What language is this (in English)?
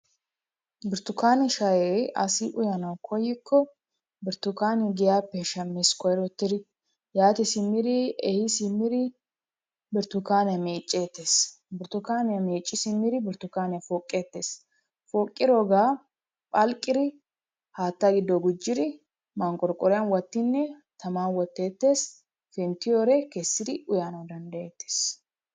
Wolaytta